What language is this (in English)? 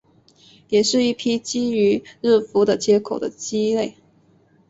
Chinese